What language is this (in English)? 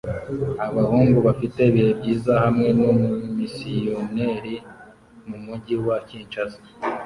Kinyarwanda